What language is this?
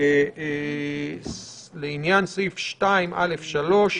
Hebrew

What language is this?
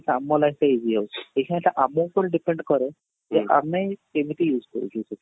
Odia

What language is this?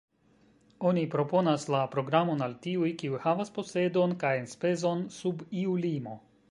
Esperanto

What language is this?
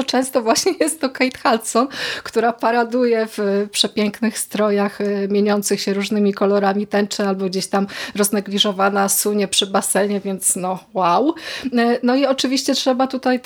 Polish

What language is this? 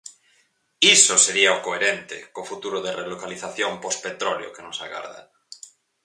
Galician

